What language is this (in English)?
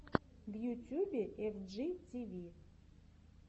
Russian